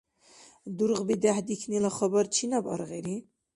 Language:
Dargwa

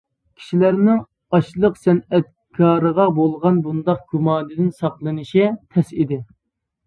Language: Uyghur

